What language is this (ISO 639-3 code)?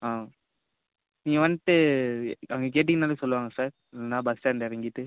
tam